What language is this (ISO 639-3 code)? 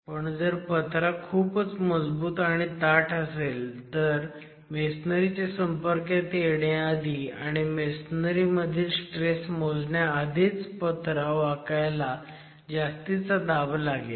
mar